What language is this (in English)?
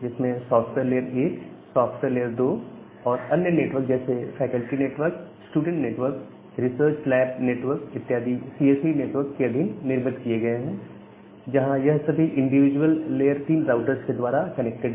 Hindi